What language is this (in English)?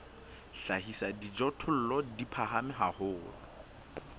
Southern Sotho